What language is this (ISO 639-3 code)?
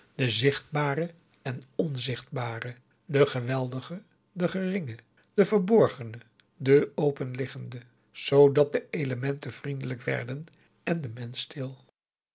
nld